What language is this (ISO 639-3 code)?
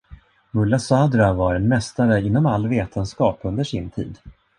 swe